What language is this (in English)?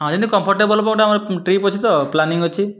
Odia